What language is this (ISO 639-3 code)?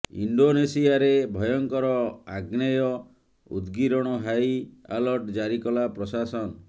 ori